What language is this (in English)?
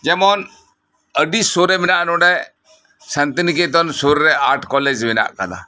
Santali